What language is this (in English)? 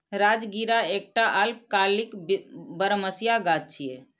Maithili